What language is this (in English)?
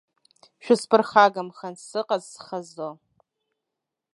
Abkhazian